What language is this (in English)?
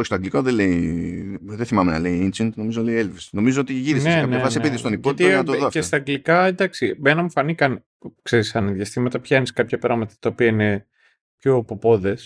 Greek